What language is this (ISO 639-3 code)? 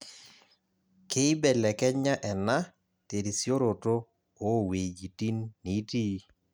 mas